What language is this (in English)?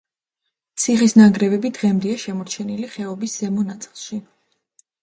Georgian